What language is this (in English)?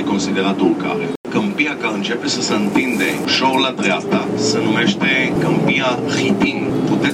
Romanian